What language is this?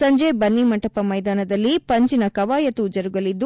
Kannada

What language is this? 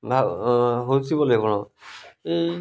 Odia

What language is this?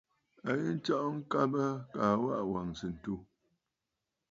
Bafut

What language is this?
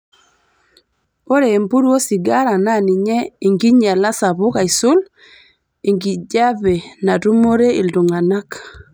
Masai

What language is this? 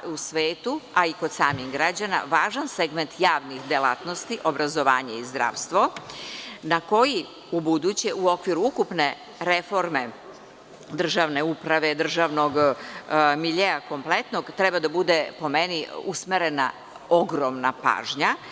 Serbian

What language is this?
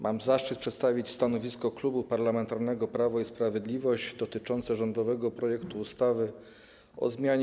Polish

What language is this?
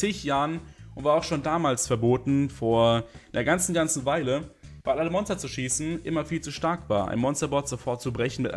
German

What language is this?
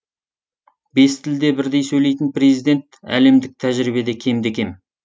Kazakh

